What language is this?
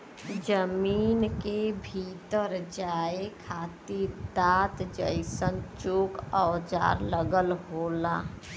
Bhojpuri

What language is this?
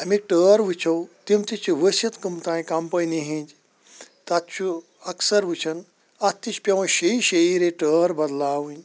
Kashmiri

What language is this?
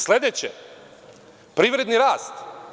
Serbian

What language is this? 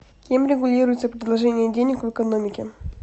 Russian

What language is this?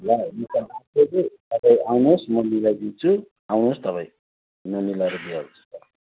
Nepali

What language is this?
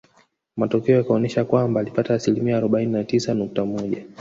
Swahili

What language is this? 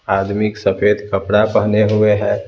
Hindi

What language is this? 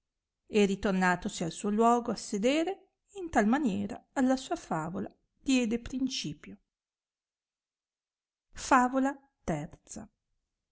Italian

